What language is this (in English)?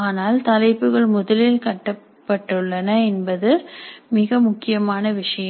Tamil